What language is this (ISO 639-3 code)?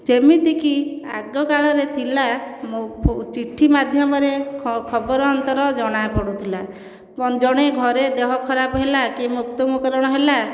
ori